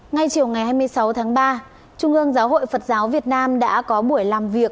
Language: Vietnamese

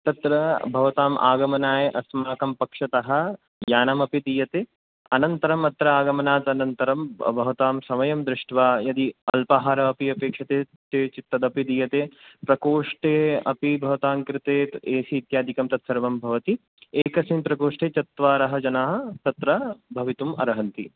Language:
Sanskrit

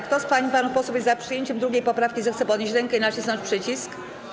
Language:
Polish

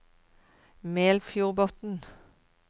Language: Norwegian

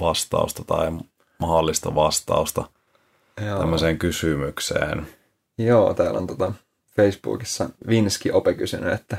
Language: Finnish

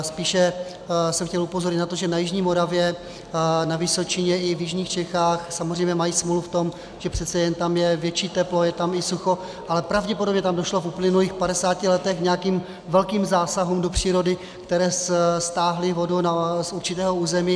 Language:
Czech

